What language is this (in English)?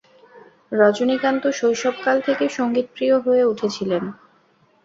Bangla